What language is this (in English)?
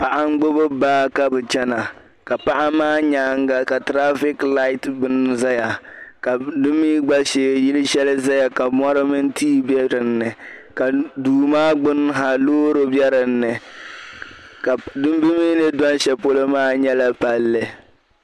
Dagbani